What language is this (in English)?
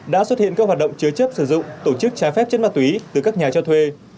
Vietnamese